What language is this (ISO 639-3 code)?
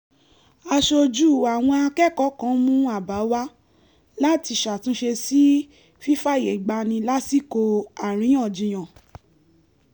yor